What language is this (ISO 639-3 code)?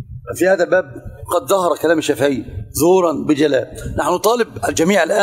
ara